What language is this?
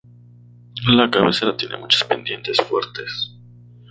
Spanish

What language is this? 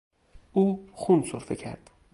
Persian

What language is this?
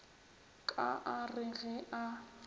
Northern Sotho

